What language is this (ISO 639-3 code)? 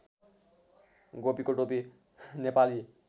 nep